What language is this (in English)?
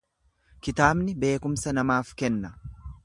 Oromo